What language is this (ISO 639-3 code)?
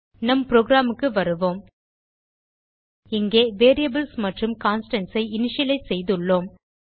tam